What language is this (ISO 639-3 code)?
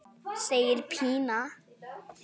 isl